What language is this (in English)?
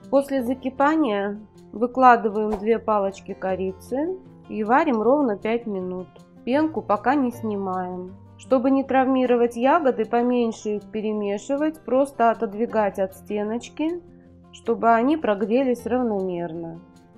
Russian